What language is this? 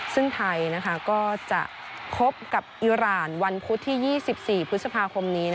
Thai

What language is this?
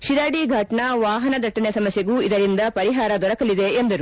Kannada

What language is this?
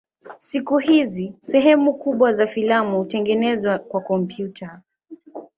Swahili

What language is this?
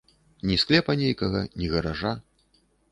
Belarusian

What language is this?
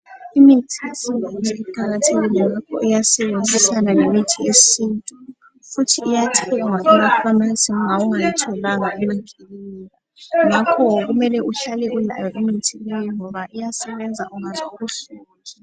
North Ndebele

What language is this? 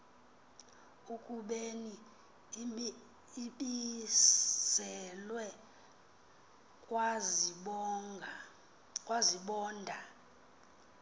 Xhosa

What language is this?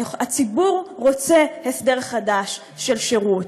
Hebrew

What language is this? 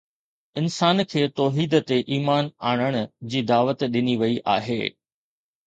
Sindhi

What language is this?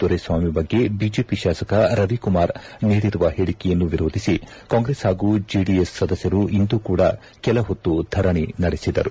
Kannada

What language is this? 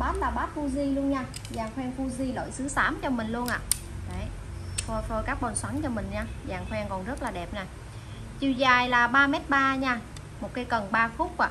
Vietnamese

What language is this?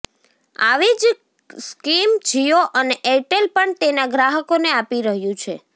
Gujarati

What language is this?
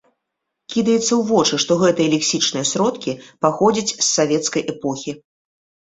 Belarusian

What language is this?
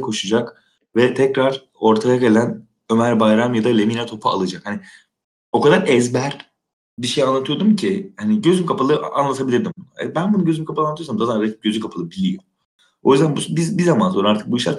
Turkish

